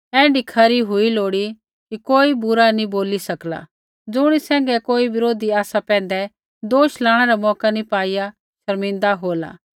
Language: Kullu Pahari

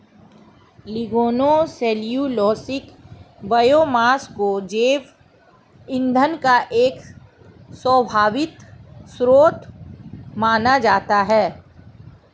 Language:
Hindi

